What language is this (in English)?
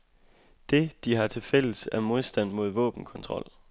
Danish